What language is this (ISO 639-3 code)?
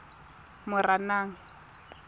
tsn